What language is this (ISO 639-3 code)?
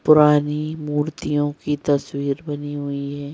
hin